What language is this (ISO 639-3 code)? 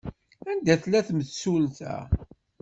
kab